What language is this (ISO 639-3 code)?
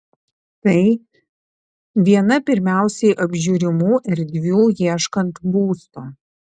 lit